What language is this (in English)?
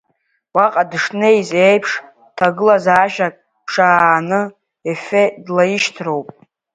Abkhazian